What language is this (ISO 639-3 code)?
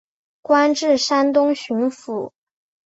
zho